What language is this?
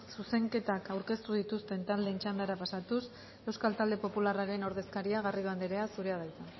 Basque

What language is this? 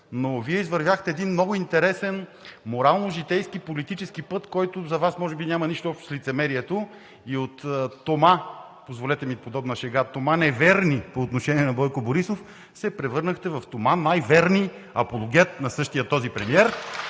Bulgarian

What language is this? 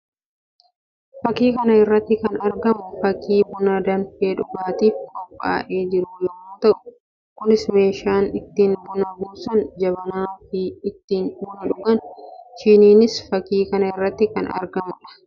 Oromo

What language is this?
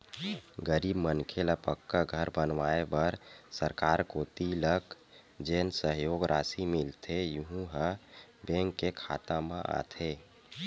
Chhattisgarhi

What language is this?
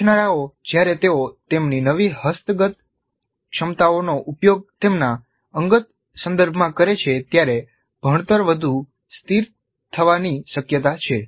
Gujarati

